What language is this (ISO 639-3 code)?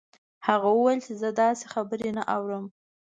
pus